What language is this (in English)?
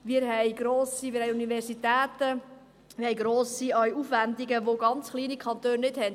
Swiss German